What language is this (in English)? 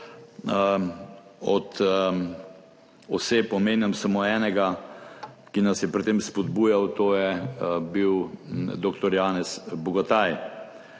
Slovenian